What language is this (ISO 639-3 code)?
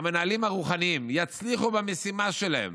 heb